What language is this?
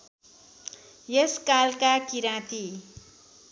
Nepali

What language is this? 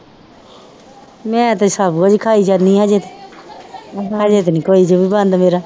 Punjabi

